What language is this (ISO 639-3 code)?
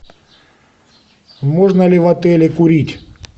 rus